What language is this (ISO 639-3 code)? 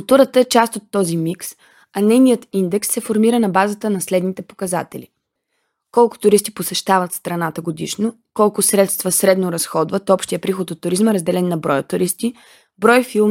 bul